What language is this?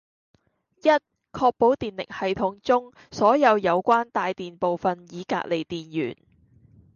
Cantonese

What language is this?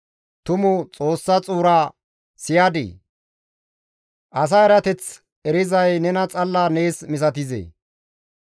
Gamo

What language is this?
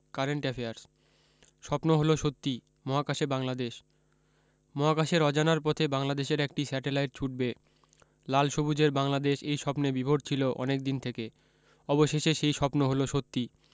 Bangla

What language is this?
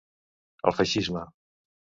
Catalan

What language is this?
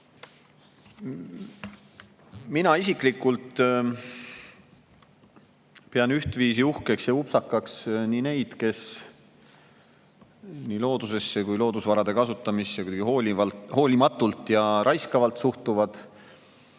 Estonian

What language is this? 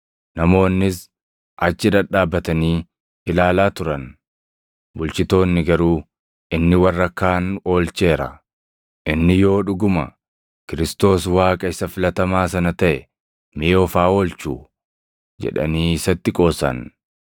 Oromo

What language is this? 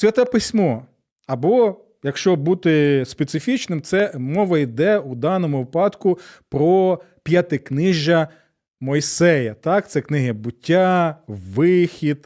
Ukrainian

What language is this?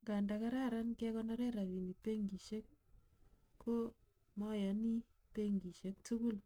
Kalenjin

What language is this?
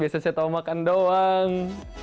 Indonesian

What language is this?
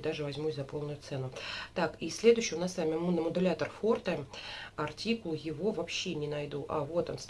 Russian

